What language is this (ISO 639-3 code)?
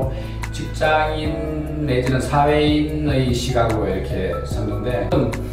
kor